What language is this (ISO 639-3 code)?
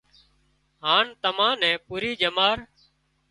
kxp